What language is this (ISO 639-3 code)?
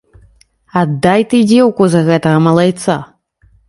bel